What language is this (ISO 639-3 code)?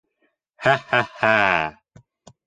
bak